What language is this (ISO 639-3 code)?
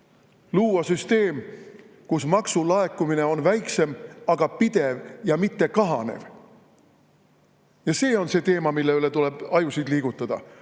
est